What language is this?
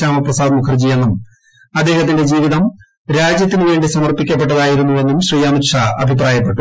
Malayalam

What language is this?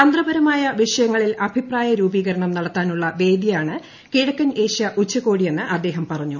Malayalam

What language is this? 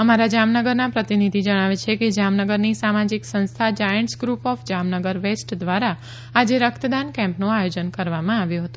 Gujarati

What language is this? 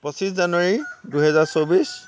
Assamese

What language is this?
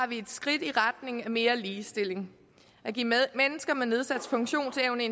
Danish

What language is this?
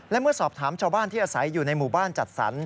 Thai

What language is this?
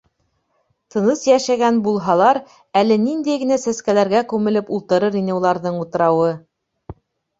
Bashkir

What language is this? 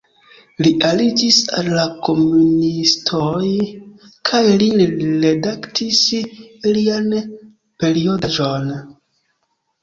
Esperanto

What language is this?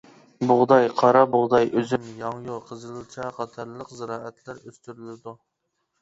Uyghur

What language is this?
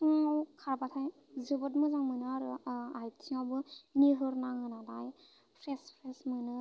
Bodo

